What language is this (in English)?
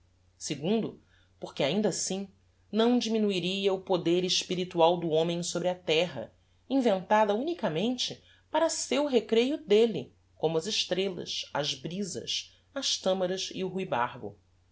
Portuguese